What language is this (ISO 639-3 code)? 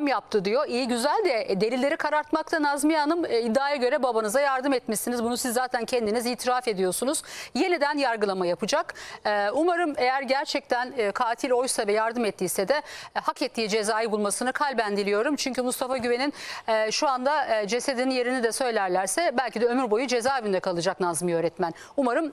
tur